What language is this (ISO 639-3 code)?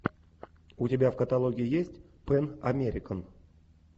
rus